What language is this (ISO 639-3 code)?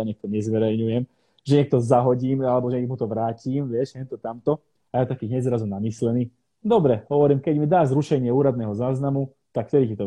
slk